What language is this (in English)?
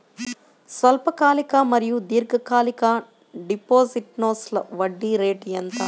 Telugu